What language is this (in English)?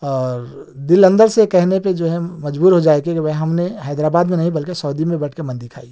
Urdu